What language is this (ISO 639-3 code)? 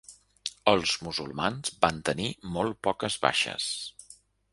cat